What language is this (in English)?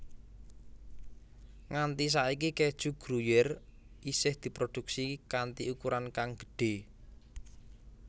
Javanese